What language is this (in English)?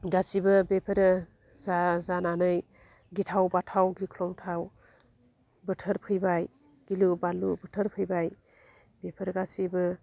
Bodo